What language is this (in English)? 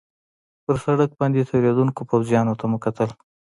Pashto